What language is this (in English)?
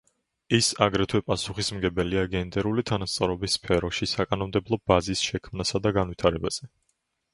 Georgian